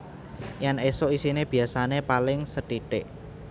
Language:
Javanese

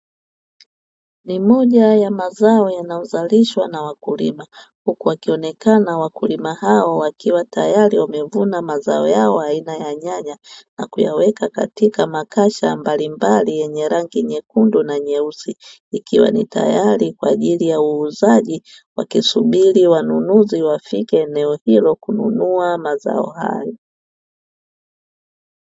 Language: Swahili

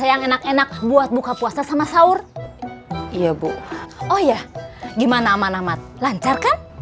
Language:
Indonesian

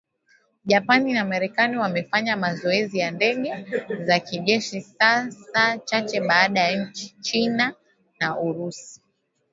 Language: Swahili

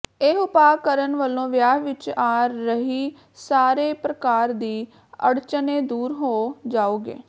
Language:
Punjabi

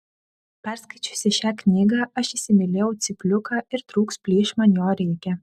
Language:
Lithuanian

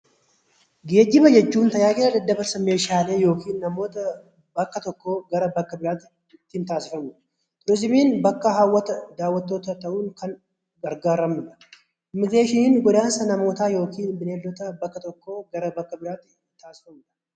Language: Oromo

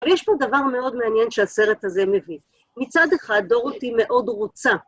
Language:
Hebrew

